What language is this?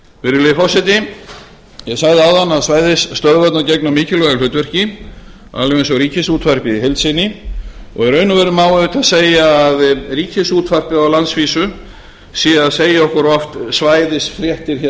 Icelandic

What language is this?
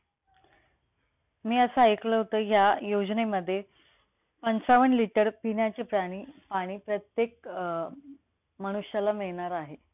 Marathi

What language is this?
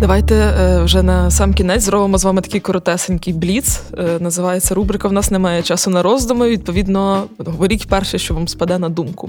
Ukrainian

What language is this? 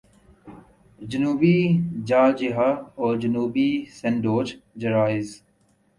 Urdu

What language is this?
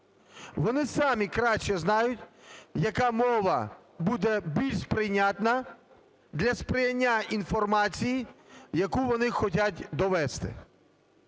Ukrainian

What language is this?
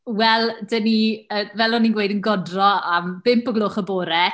Welsh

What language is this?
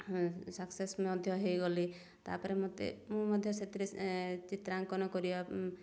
Odia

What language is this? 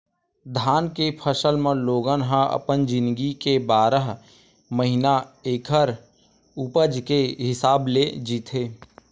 Chhattisgarhi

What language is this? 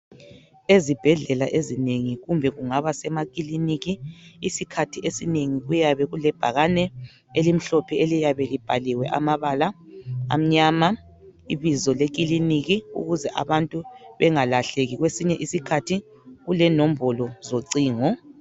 North Ndebele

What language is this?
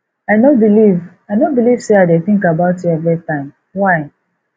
Nigerian Pidgin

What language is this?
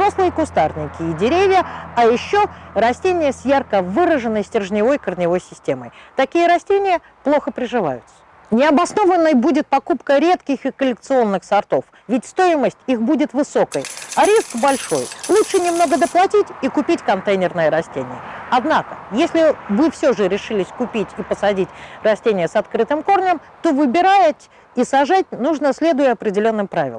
Russian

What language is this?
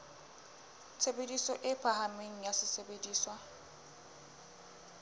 Southern Sotho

